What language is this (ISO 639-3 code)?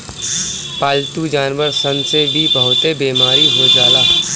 bho